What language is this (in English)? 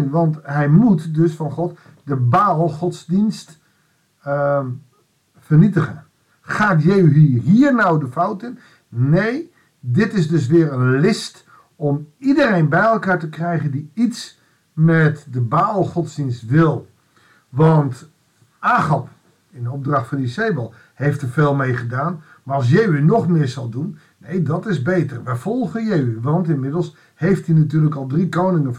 Dutch